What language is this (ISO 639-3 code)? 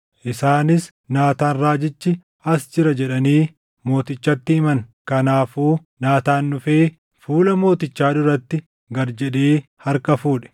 orm